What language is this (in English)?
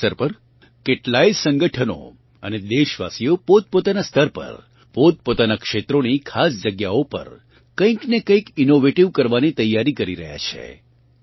Gujarati